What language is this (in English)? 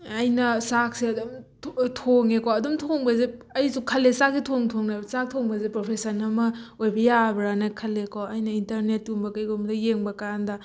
Manipuri